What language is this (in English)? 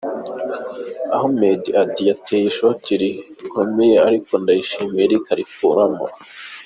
Kinyarwanda